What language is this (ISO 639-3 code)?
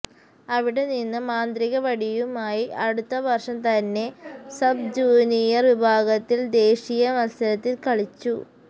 mal